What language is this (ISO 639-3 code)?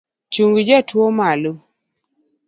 luo